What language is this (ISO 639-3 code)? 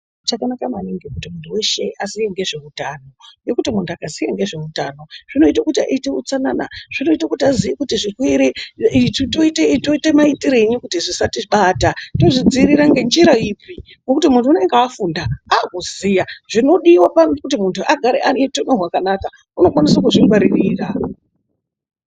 ndc